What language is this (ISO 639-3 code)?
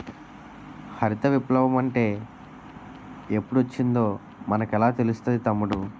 tel